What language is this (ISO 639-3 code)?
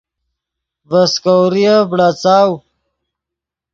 ydg